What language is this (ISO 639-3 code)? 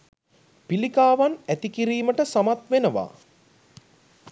sin